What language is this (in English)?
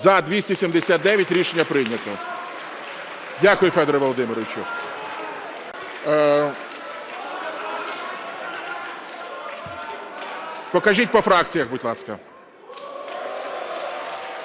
Ukrainian